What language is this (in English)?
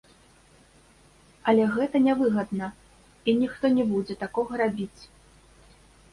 Belarusian